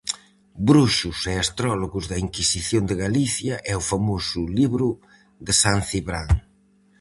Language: Galician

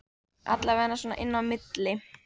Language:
Icelandic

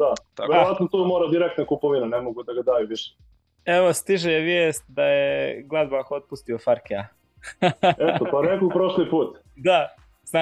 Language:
Croatian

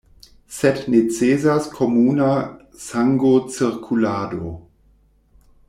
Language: Esperanto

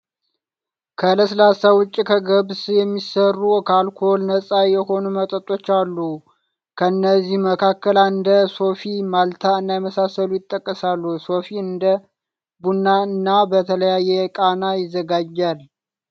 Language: Amharic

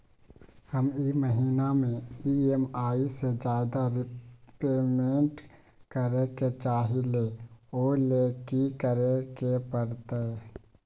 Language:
Magahi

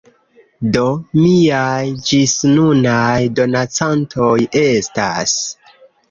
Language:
Esperanto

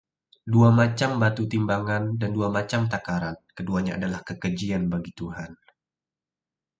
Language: Indonesian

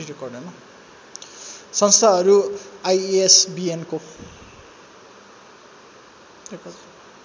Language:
Nepali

